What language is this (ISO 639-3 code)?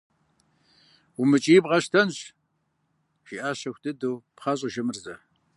kbd